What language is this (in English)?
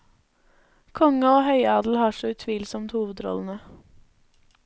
Norwegian